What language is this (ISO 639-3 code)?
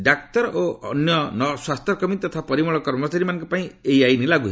ori